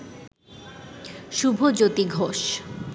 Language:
Bangla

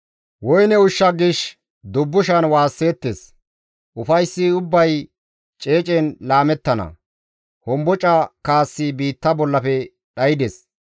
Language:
Gamo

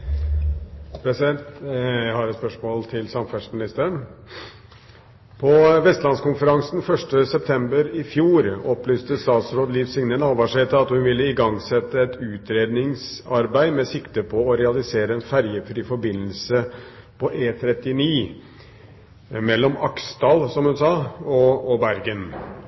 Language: Norwegian Nynorsk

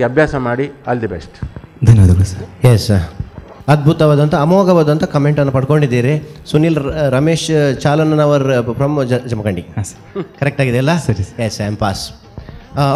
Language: Kannada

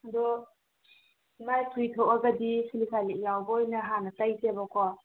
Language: Manipuri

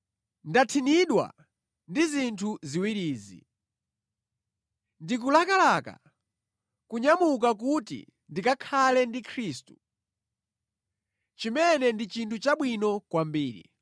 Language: Nyanja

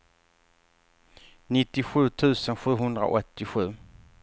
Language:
Swedish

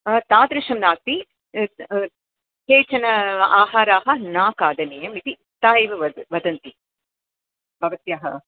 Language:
Sanskrit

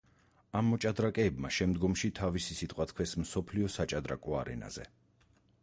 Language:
Georgian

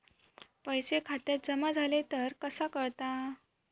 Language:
Marathi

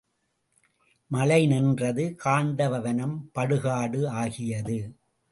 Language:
Tamil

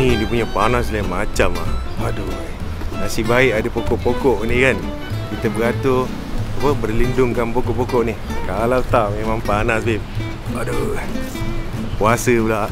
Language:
Malay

